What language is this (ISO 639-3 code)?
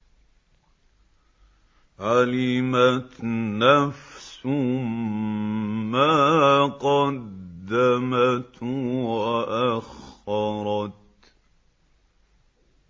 ara